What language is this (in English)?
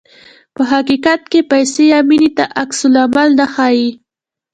Pashto